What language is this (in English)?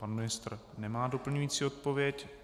Czech